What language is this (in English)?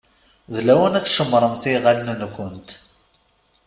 Kabyle